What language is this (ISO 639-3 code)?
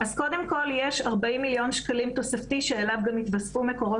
heb